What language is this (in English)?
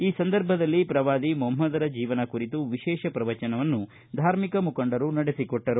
Kannada